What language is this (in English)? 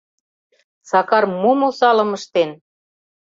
Mari